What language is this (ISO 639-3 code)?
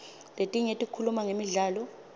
ssw